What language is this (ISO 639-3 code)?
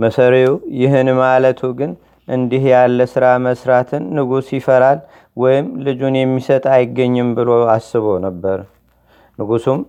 amh